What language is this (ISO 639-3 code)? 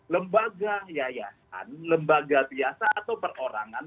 ind